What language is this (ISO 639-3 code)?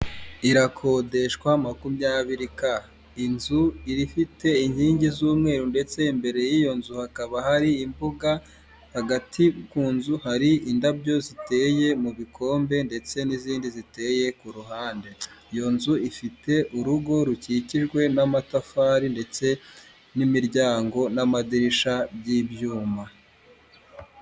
kin